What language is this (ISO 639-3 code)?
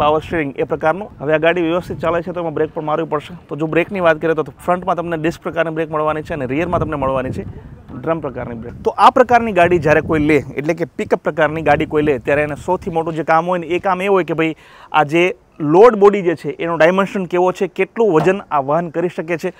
guj